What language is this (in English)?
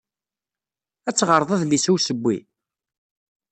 Kabyle